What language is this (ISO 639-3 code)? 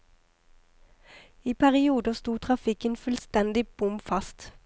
nor